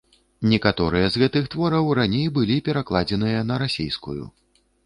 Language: Belarusian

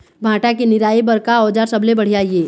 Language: Chhattisgarhi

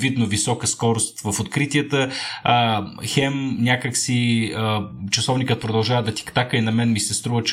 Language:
Bulgarian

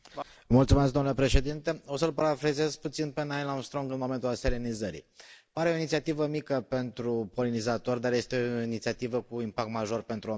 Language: Romanian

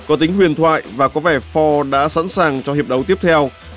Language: Vietnamese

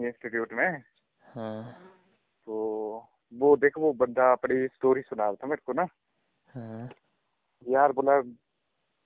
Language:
Hindi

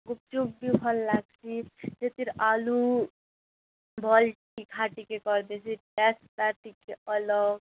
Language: Odia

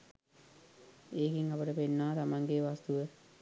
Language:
Sinhala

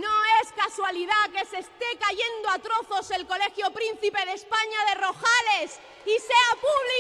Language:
Spanish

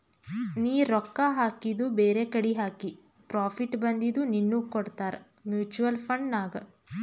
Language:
Kannada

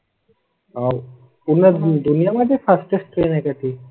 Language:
Marathi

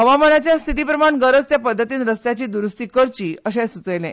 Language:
Konkani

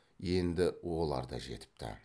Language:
Kazakh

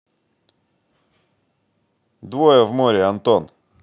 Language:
Russian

